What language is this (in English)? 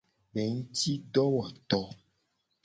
Gen